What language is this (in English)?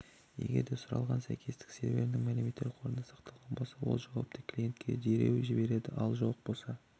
Kazakh